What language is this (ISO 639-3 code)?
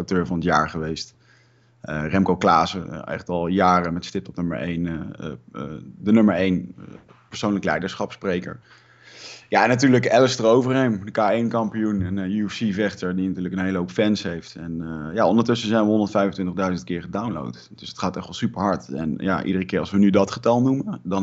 nld